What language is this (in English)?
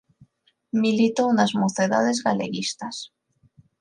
Galician